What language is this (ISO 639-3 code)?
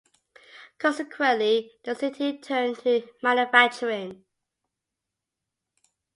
eng